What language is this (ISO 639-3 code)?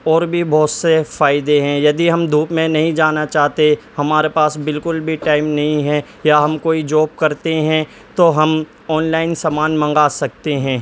urd